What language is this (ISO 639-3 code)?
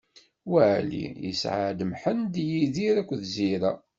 kab